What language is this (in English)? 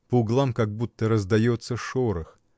Russian